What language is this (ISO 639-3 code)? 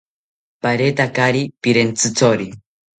cpy